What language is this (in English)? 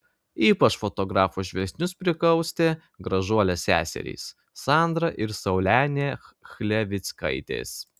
Lithuanian